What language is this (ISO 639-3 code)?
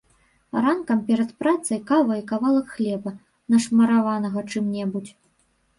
bel